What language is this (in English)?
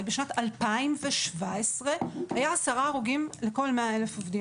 Hebrew